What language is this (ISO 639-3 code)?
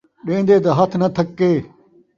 skr